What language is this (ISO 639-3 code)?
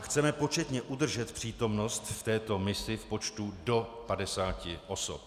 ces